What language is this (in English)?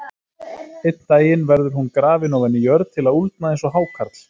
Icelandic